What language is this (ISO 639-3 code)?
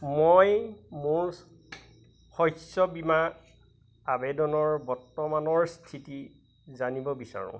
asm